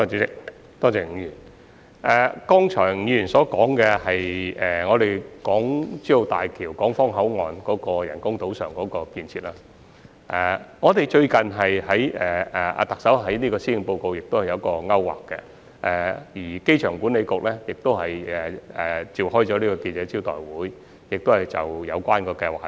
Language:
Cantonese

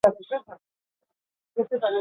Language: Basque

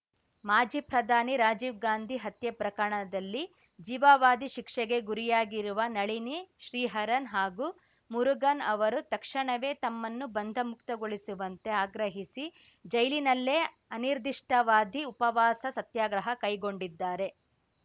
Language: Kannada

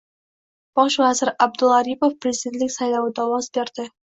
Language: Uzbek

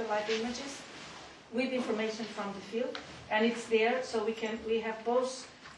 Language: English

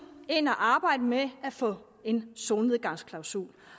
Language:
Danish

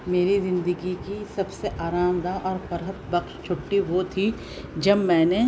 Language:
Urdu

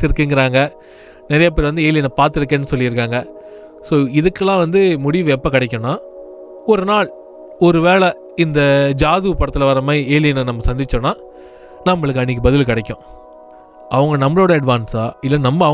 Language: Tamil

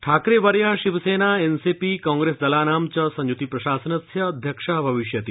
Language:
Sanskrit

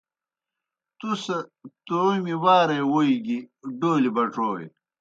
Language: Kohistani Shina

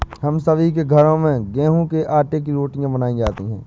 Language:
Hindi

